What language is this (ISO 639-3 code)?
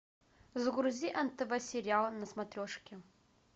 rus